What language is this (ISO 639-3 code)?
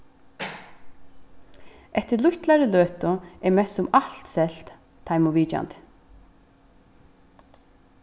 fao